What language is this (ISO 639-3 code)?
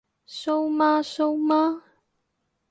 yue